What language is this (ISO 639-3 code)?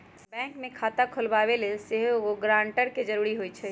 mag